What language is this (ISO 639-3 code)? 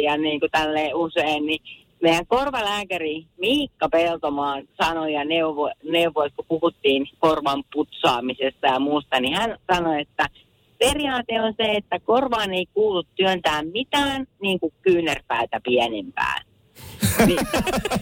fin